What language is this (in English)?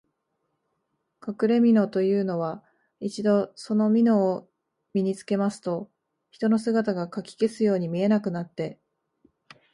Japanese